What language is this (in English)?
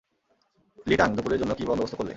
Bangla